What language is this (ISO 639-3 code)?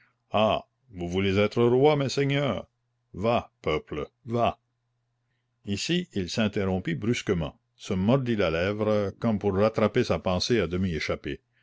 fra